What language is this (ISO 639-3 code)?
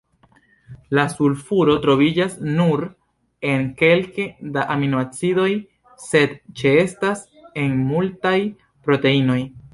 epo